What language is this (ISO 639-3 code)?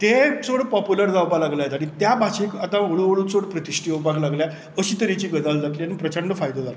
kok